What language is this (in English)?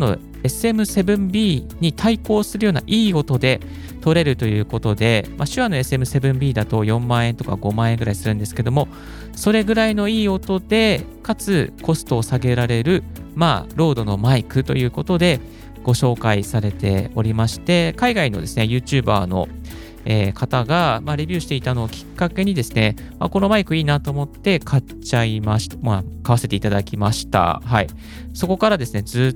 Japanese